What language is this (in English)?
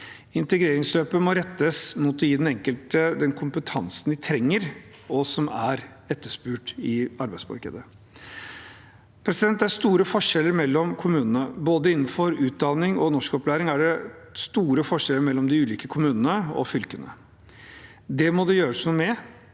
Norwegian